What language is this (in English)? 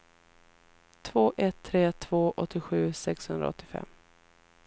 Swedish